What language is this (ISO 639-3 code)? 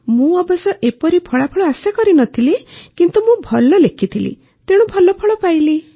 ori